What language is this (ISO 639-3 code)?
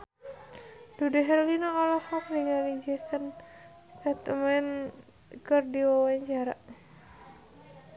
sun